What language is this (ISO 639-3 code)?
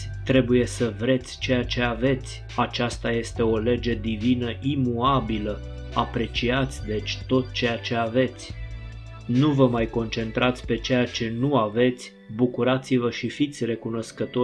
ron